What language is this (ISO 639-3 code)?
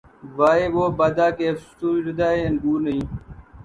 urd